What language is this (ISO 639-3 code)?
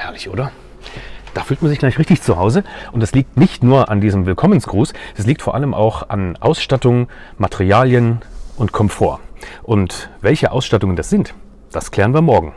deu